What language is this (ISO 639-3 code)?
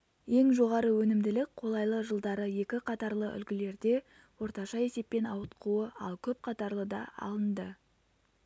kaz